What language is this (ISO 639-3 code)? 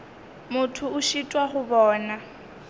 nso